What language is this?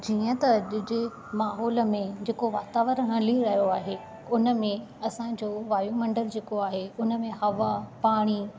Sindhi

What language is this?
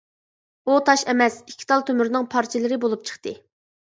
Uyghur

